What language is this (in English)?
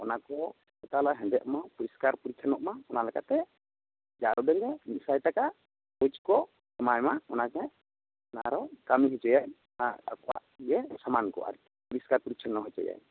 Santali